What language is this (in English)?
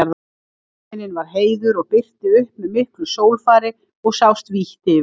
Icelandic